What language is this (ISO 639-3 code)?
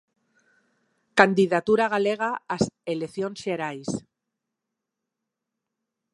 glg